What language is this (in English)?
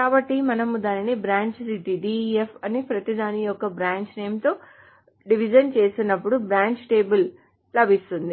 Telugu